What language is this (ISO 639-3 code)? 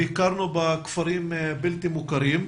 heb